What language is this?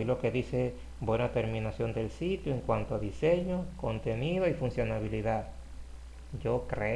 Spanish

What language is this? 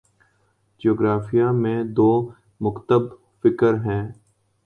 Urdu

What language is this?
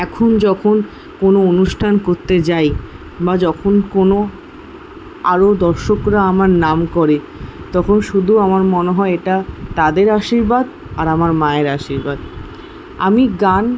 Bangla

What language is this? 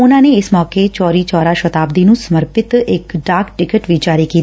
Punjabi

